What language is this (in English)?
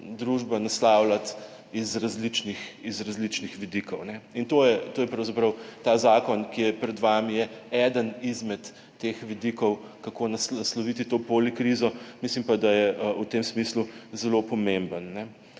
Slovenian